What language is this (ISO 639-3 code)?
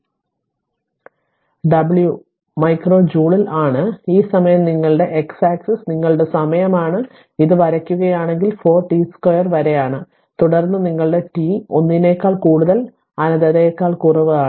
mal